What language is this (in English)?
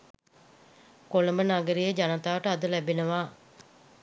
Sinhala